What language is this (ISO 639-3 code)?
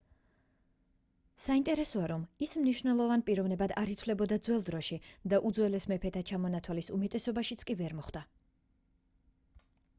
kat